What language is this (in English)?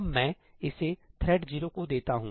Hindi